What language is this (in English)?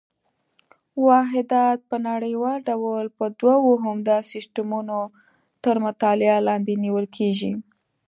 Pashto